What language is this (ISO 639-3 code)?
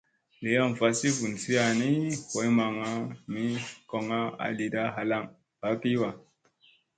mse